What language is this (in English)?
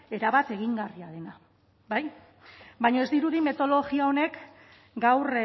Basque